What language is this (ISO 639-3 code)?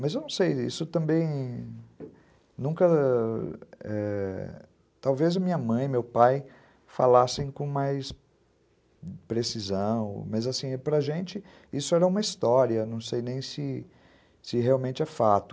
por